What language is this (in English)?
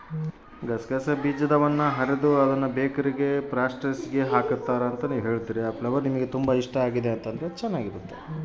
Kannada